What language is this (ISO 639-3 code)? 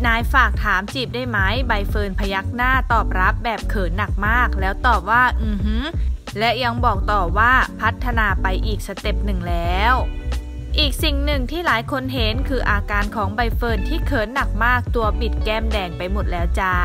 tha